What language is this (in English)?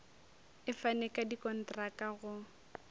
Northern Sotho